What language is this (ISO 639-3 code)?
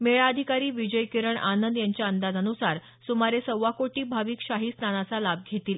mar